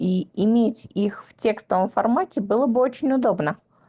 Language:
Russian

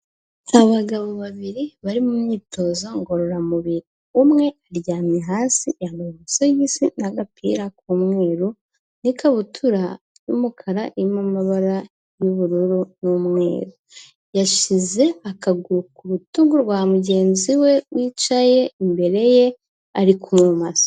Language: Kinyarwanda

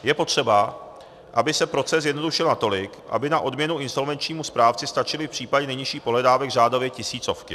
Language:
Czech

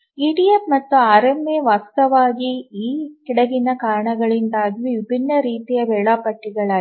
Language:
Kannada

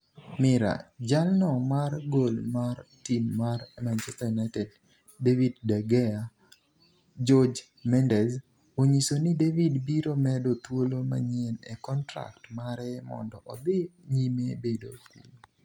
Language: Luo (Kenya and Tanzania)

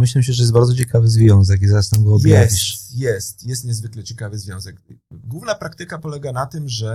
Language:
Polish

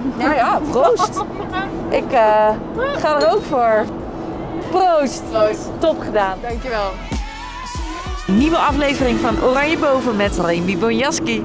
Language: Dutch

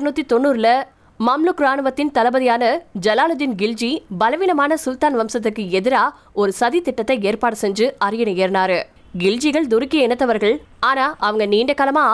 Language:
Tamil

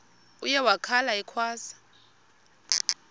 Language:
Xhosa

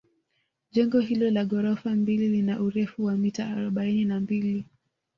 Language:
Swahili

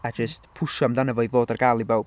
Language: Welsh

